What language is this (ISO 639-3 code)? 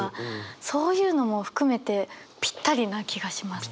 jpn